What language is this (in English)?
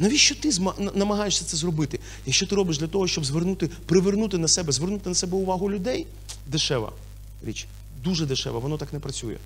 Ukrainian